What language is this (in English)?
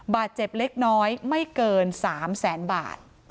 Thai